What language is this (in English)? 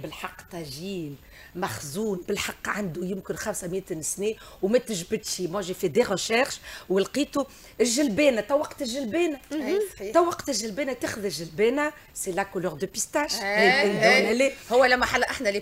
Arabic